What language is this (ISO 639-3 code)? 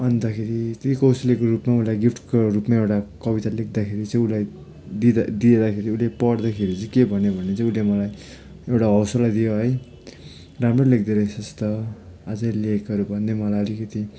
nep